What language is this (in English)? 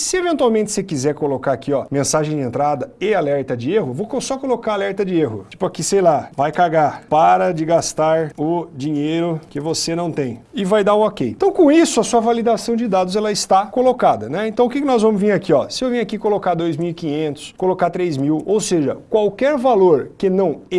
Portuguese